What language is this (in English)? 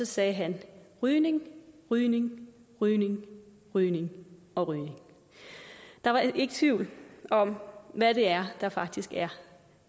Danish